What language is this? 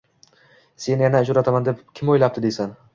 Uzbek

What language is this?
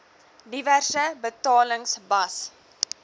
Afrikaans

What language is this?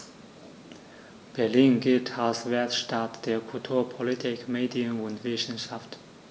German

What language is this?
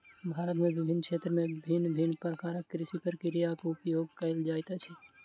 Maithili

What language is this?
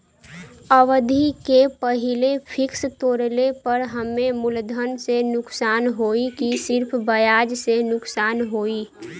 Bhojpuri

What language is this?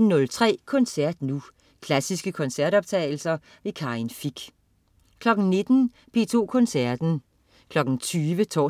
Danish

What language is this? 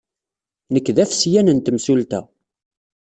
Kabyle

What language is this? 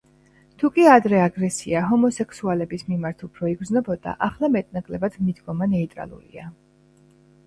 Georgian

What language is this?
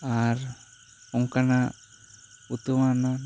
Santali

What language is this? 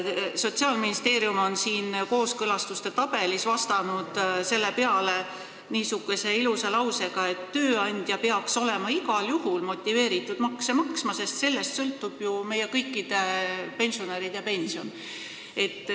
Estonian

